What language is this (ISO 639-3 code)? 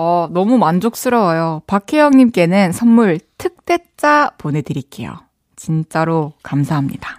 kor